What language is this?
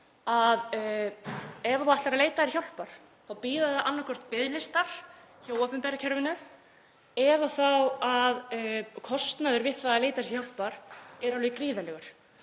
Icelandic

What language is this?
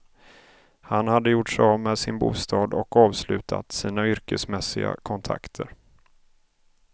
Swedish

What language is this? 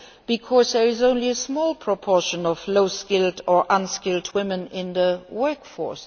English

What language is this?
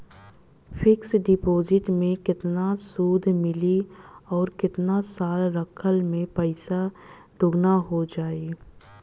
Bhojpuri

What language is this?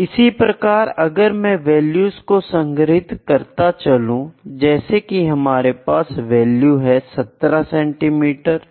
Hindi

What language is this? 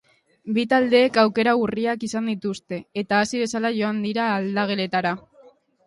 Basque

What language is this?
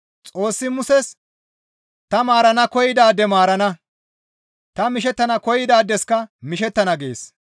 Gamo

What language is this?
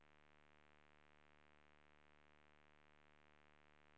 Swedish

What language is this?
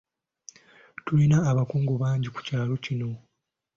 Ganda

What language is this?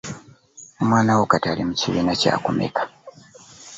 Ganda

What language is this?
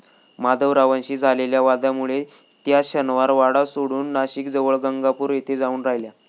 Marathi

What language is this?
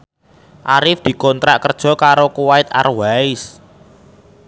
Javanese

